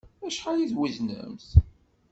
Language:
Kabyle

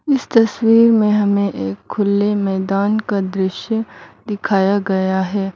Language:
Hindi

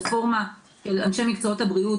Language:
Hebrew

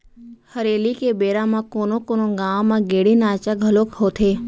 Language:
Chhattisgarhi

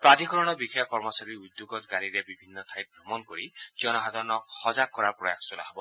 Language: Assamese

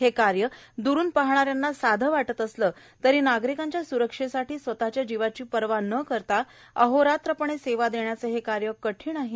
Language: Marathi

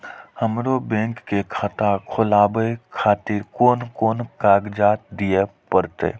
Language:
Maithili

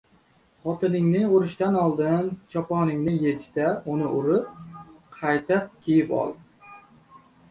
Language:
Uzbek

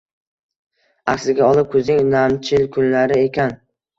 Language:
Uzbek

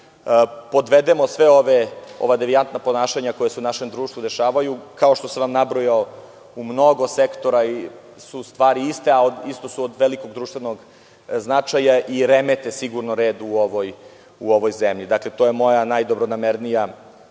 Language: Serbian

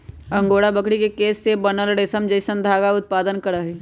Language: Magahi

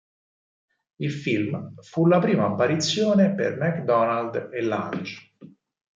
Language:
Italian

